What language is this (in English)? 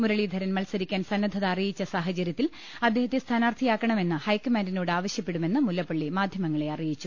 Malayalam